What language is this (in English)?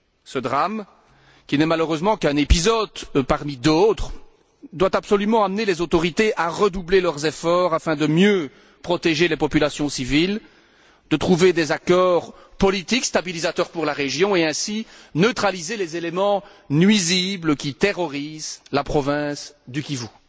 French